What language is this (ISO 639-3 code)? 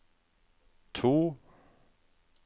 nor